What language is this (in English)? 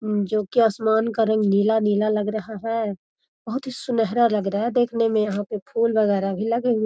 Magahi